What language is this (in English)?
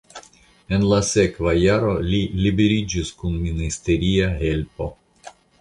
Esperanto